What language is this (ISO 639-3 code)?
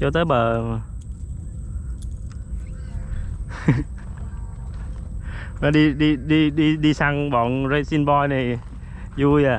vie